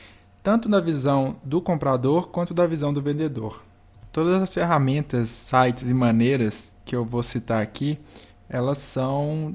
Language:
Portuguese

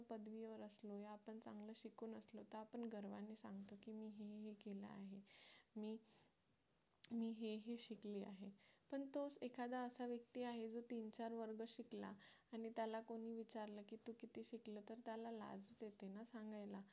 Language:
Marathi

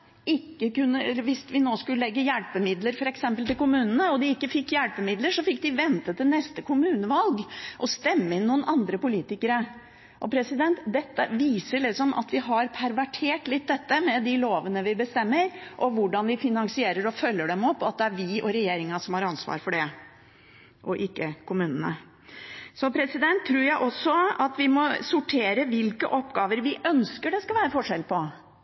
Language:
Norwegian Bokmål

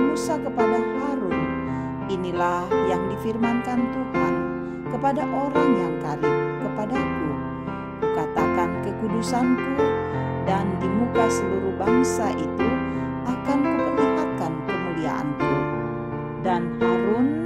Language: Indonesian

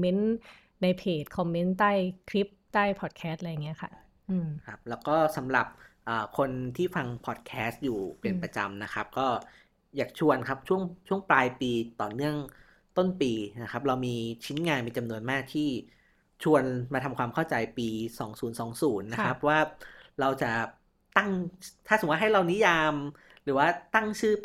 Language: Thai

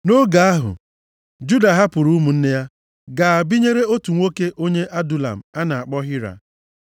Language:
Igbo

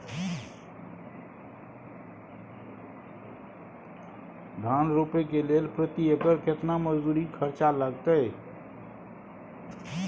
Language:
Maithili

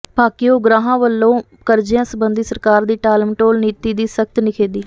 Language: Punjabi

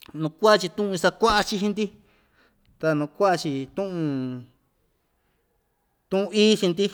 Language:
Ixtayutla Mixtec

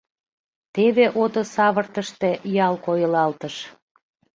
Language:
Mari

